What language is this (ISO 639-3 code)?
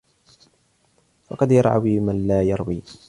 ara